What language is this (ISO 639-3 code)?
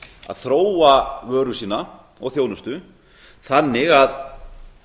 isl